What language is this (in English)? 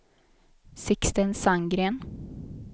Swedish